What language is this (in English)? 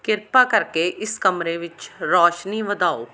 Punjabi